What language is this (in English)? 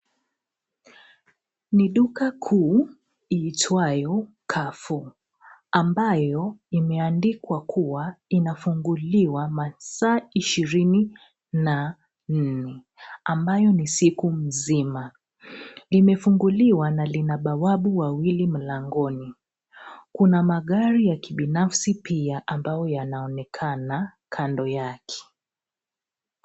Swahili